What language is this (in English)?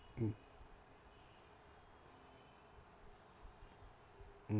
English